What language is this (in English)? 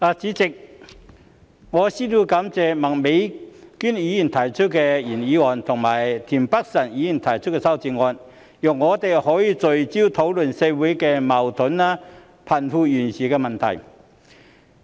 Cantonese